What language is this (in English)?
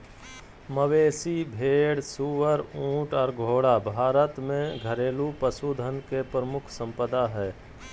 Magahi